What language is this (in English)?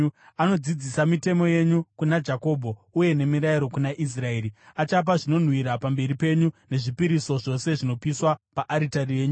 Shona